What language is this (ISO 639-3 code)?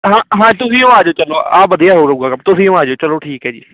pan